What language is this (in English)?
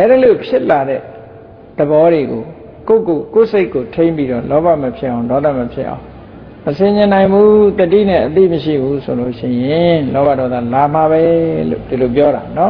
Thai